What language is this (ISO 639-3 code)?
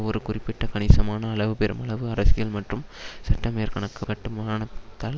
tam